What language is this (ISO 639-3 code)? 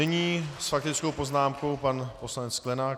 ces